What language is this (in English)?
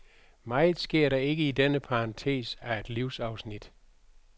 Danish